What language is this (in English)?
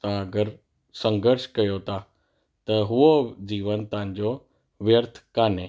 Sindhi